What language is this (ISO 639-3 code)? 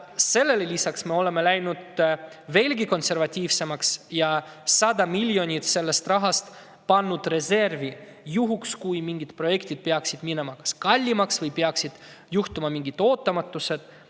est